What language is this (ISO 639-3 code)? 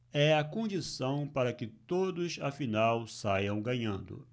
por